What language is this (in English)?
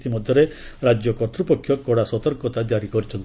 Odia